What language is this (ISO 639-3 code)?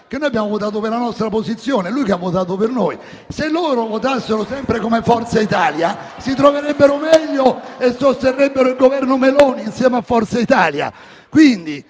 ita